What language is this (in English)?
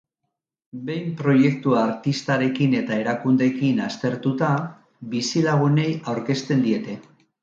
Basque